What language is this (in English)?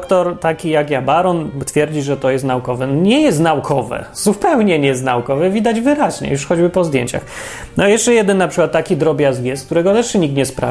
Polish